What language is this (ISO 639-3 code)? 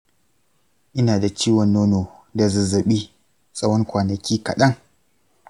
hau